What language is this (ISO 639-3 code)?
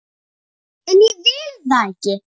isl